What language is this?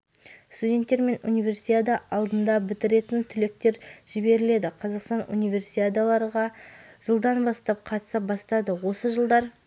Kazakh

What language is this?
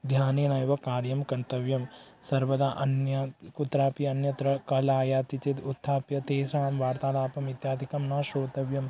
Sanskrit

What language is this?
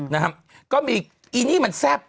Thai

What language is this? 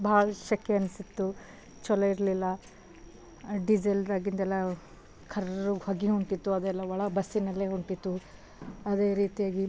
Kannada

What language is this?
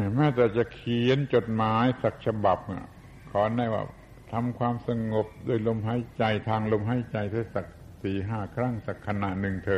Thai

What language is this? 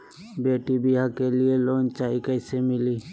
Magahi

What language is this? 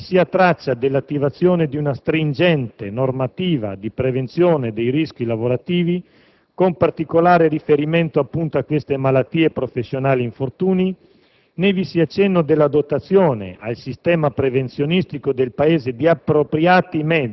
Italian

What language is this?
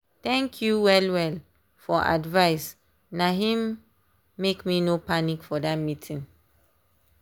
Nigerian Pidgin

